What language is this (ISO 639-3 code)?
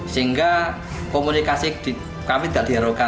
ind